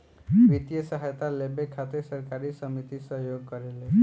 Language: Bhojpuri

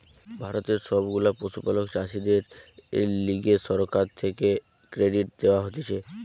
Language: Bangla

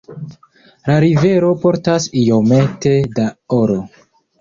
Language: Esperanto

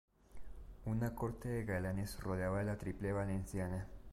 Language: Spanish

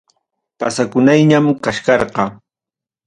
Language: Ayacucho Quechua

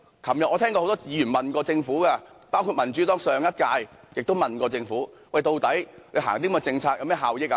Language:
Cantonese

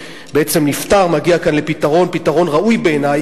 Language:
Hebrew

